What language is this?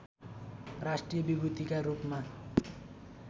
Nepali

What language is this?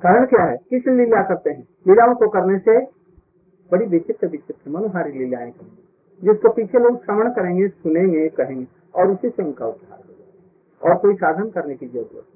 Hindi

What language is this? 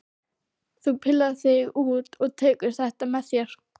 Icelandic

